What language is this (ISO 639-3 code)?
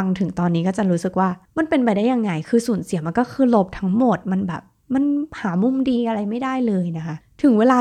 tha